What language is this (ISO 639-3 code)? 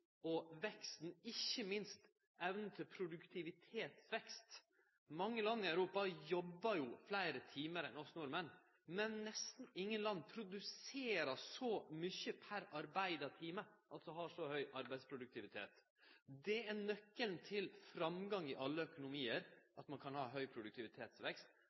nno